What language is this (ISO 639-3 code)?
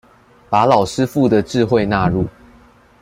zho